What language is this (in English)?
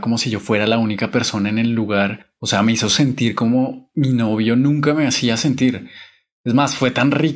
Spanish